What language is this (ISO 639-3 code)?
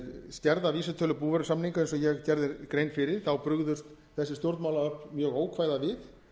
isl